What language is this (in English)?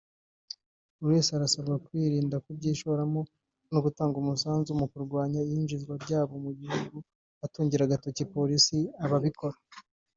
Kinyarwanda